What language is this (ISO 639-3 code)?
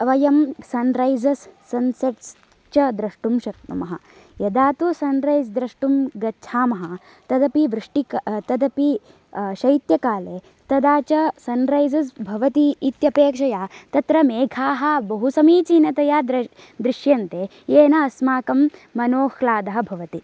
san